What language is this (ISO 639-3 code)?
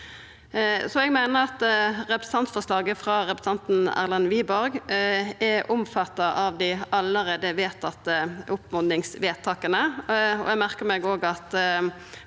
nor